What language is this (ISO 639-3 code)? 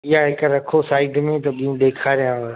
snd